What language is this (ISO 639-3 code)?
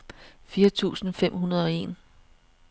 dan